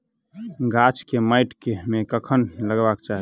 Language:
Maithili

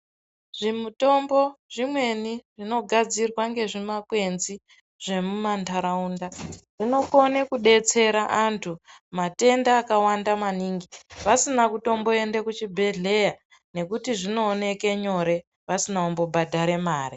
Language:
Ndau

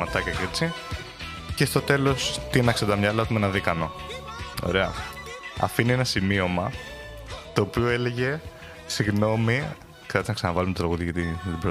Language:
Greek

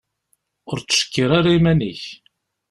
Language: Kabyle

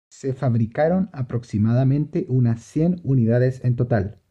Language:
Spanish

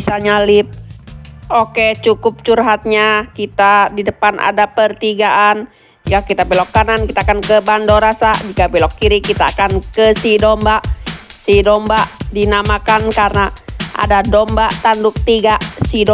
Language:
Indonesian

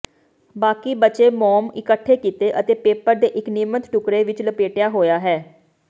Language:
Punjabi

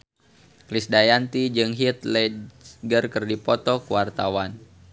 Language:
Sundanese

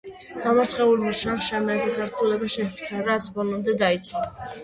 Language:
Georgian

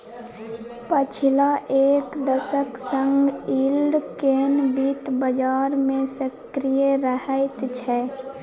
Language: Maithili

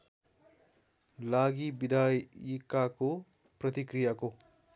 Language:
Nepali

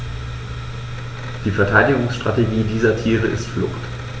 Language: German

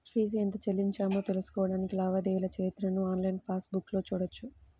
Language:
Telugu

